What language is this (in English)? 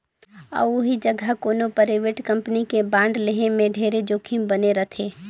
Chhattisgarhi